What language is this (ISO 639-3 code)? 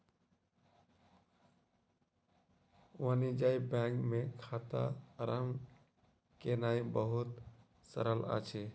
mai